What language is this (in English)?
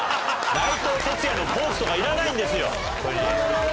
Japanese